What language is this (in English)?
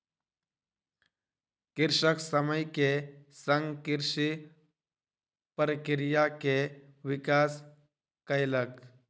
Maithili